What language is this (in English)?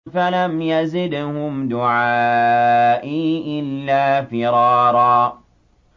Arabic